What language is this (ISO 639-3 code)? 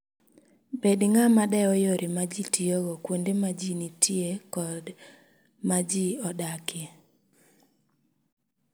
luo